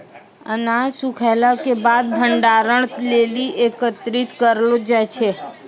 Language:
Maithili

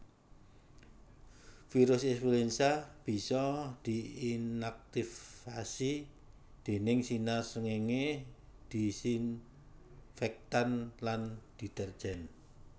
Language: Javanese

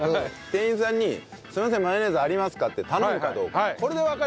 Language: Japanese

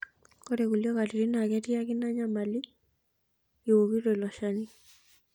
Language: Masai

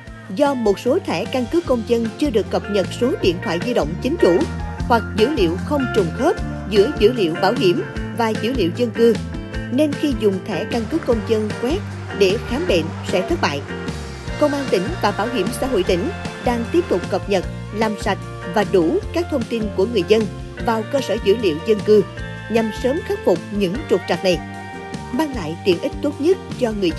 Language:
Vietnamese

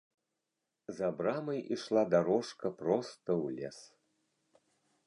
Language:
Belarusian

